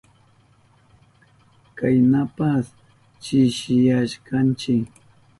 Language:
Southern Pastaza Quechua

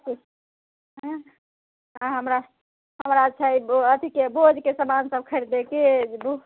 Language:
Maithili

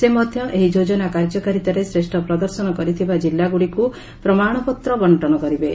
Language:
Odia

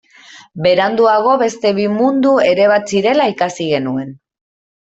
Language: Basque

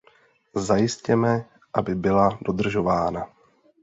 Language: Czech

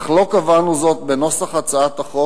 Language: Hebrew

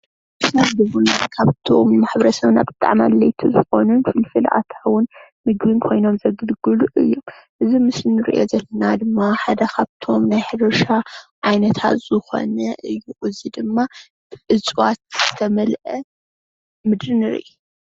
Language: Tigrinya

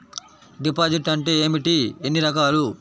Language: Telugu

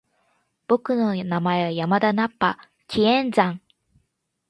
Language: Japanese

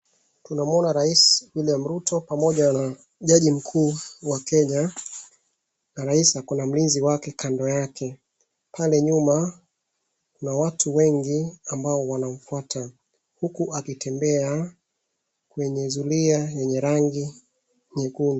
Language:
Swahili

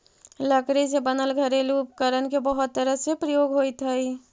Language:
Magahi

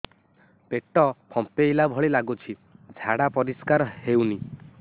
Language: Odia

